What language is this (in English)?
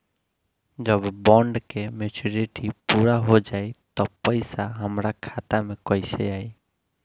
Bhojpuri